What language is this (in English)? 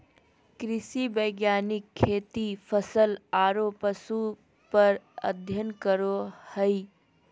Magahi